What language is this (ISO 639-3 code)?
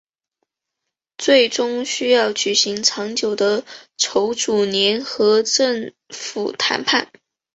zho